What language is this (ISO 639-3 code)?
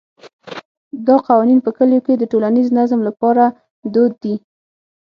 pus